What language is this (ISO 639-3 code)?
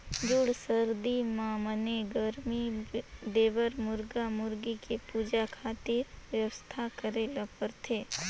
hne